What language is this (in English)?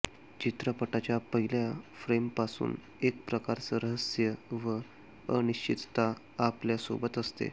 Marathi